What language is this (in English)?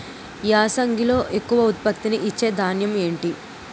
Telugu